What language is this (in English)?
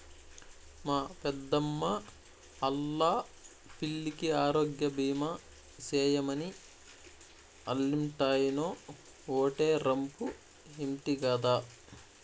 Telugu